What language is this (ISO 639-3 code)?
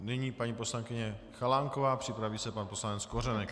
ces